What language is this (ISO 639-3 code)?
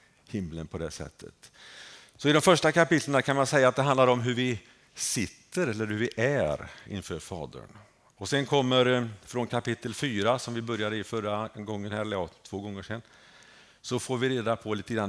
swe